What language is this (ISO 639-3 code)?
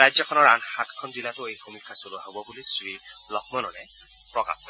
asm